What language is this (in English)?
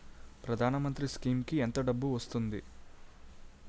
Telugu